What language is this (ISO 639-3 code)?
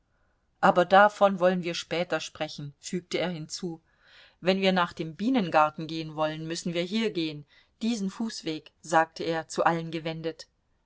deu